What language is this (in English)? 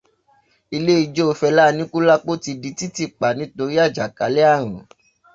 Yoruba